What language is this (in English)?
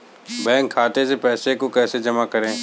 Hindi